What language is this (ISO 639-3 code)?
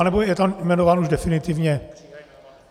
ces